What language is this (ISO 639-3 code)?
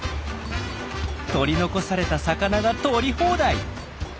jpn